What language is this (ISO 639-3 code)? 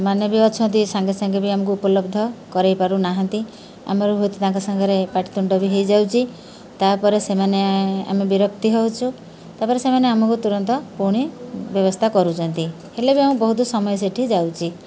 ori